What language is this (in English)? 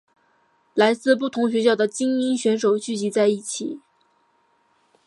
Chinese